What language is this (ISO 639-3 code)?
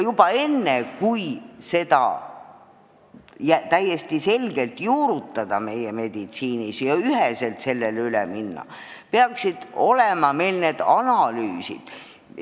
est